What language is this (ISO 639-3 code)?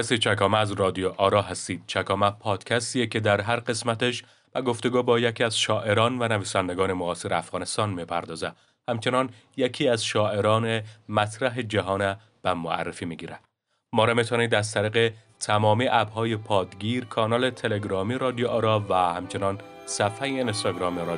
fas